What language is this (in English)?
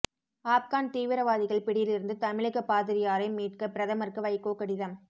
Tamil